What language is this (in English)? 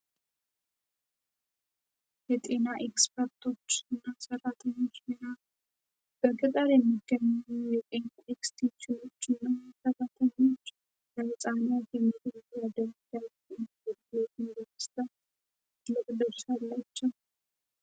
Amharic